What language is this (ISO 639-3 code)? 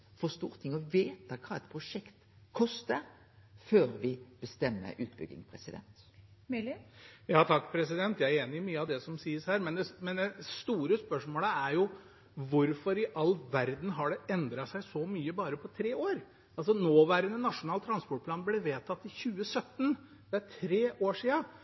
nor